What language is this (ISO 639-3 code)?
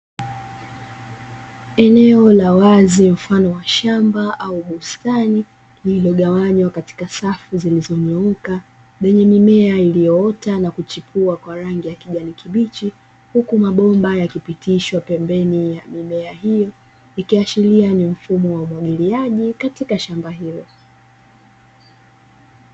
swa